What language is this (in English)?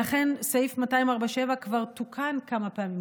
Hebrew